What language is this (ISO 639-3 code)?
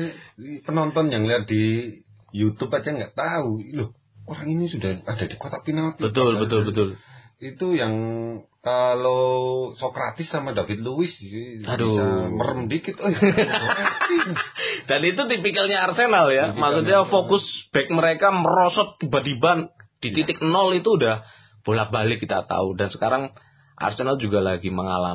ind